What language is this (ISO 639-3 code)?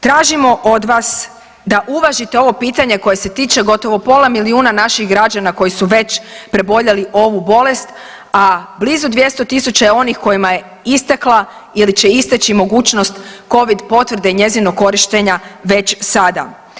hrv